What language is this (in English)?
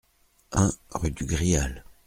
French